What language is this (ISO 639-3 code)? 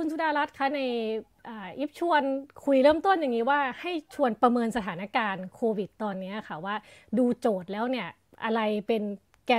tha